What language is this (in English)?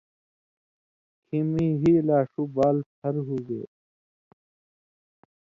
Indus Kohistani